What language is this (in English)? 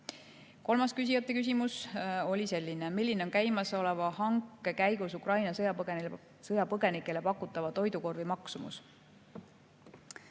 Estonian